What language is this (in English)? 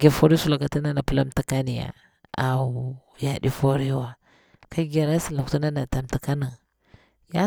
Bura-Pabir